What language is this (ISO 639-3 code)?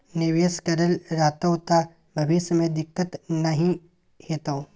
mai